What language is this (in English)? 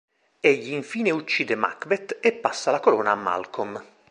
Italian